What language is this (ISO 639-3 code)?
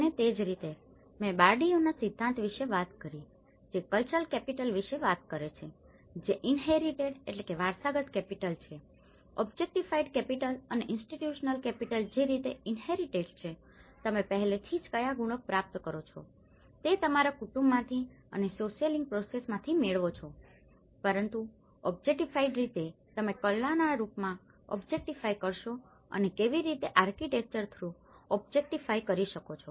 guj